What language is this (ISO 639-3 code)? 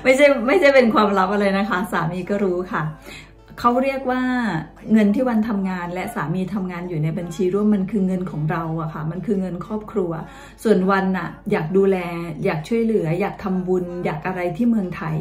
tha